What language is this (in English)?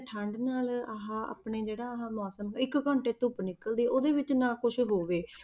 Punjabi